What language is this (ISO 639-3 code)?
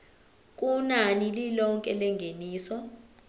zul